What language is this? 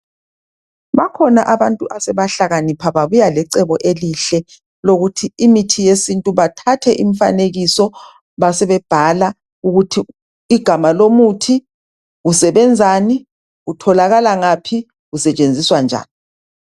North Ndebele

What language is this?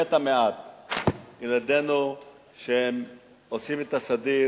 Hebrew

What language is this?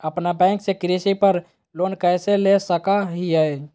Magahi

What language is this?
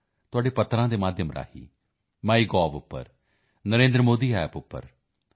Punjabi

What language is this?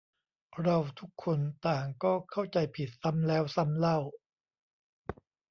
Thai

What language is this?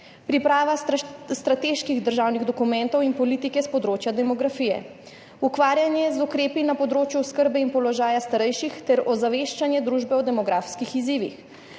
Slovenian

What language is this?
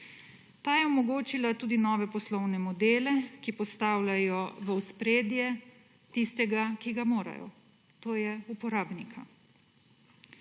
Slovenian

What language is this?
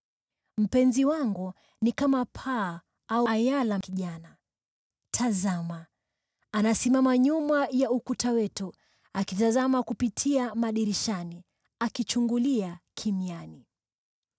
Swahili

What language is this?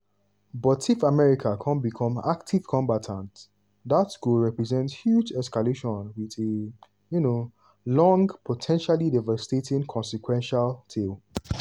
Nigerian Pidgin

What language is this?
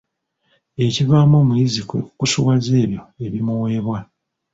Ganda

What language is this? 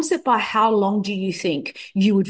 Indonesian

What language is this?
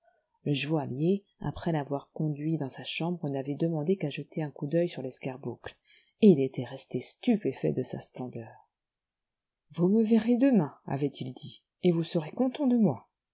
French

